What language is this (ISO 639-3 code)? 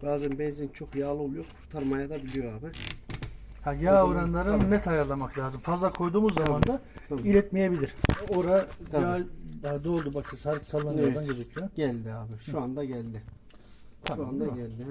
tur